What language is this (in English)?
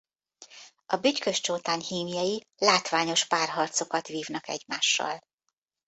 Hungarian